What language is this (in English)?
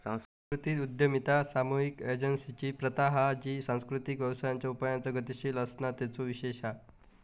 Marathi